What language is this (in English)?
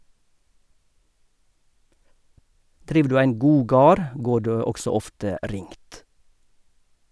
Norwegian